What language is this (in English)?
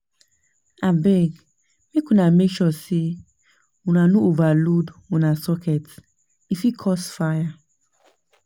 Nigerian Pidgin